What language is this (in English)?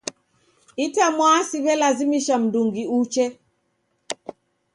Taita